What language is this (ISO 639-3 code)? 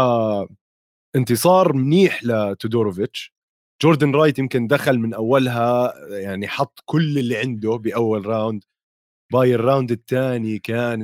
ara